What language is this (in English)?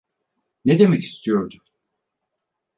Turkish